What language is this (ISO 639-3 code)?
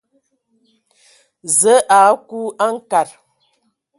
ewo